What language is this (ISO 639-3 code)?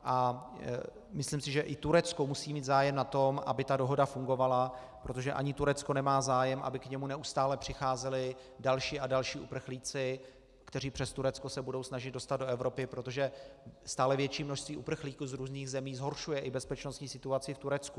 ces